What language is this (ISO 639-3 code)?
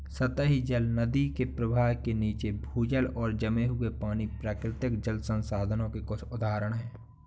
hin